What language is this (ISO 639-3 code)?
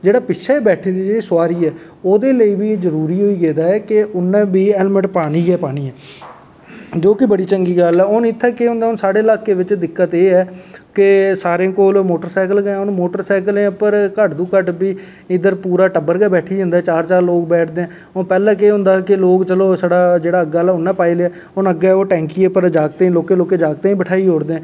doi